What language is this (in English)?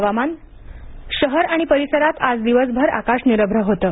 Marathi